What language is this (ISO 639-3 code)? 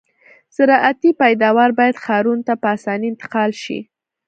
pus